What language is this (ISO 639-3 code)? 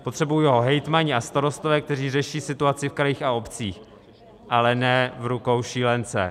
ces